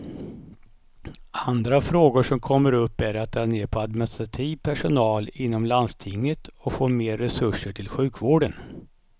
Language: Swedish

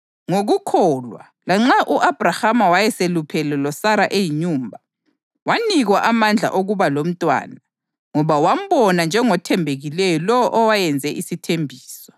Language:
North Ndebele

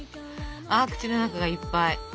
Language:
Japanese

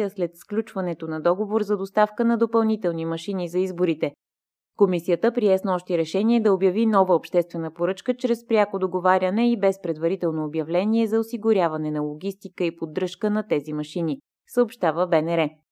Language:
Bulgarian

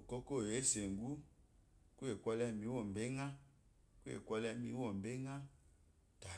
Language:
Eloyi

